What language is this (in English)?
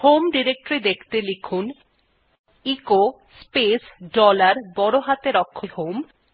Bangla